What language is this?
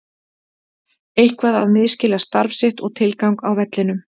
Icelandic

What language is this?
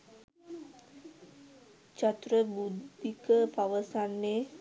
Sinhala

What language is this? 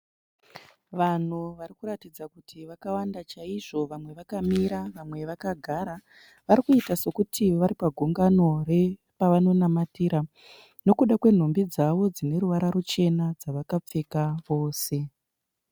Shona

